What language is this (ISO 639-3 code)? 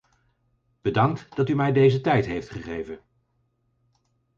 nld